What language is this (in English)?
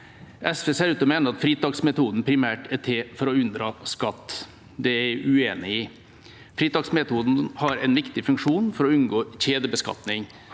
Norwegian